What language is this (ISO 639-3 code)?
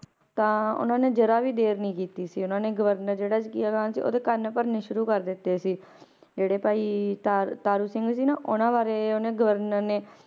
pan